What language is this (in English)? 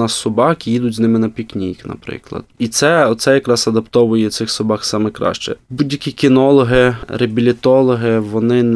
Ukrainian